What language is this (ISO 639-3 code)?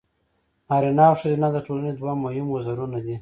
pus